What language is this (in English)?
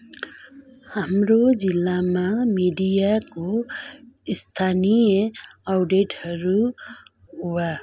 Nepali